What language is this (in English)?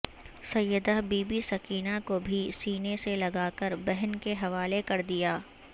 Urdu